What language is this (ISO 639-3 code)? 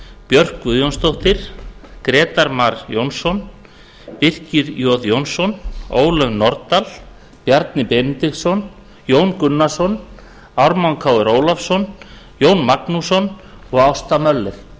isl